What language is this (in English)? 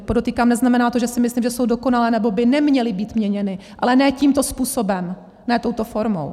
Czech